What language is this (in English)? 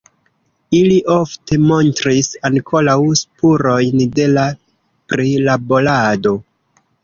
Esperanto